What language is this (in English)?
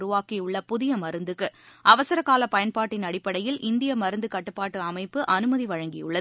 Tamil